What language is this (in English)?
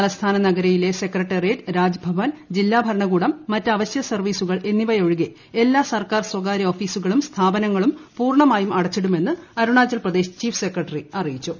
Malayalam